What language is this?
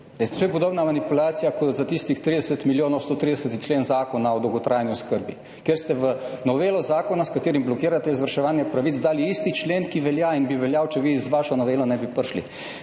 Slovenian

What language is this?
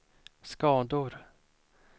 Swedish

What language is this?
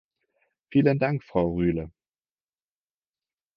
German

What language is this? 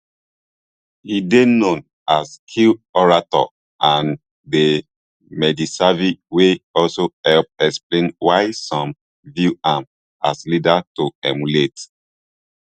Nigerian Pidgin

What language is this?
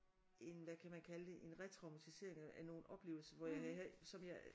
Danish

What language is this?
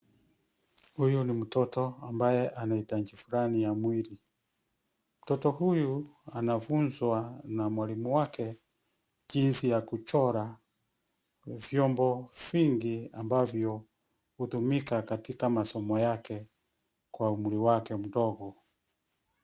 Swahili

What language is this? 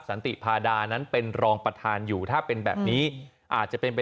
Thai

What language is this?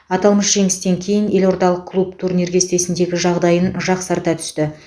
Kazakh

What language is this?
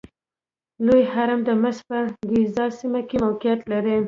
Pashto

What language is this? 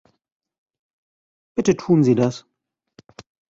German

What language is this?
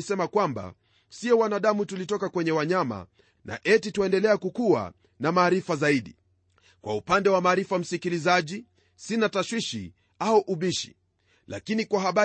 Swahili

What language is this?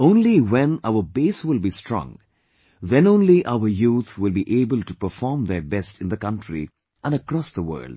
English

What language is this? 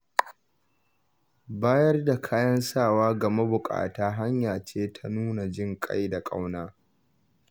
Hausa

